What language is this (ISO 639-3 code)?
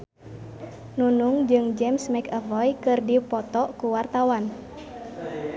sun